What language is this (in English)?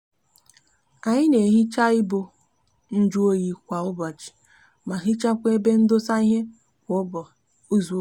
Igbo